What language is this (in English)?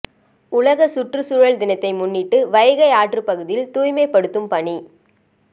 Tamil